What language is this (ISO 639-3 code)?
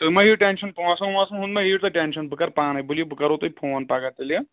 kas